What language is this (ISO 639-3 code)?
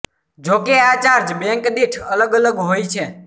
guj